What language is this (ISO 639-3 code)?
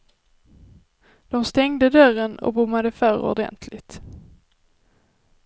swe